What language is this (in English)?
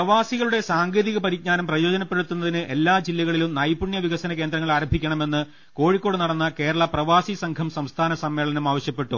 Malayalam